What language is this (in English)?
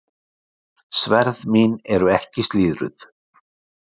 Icelandic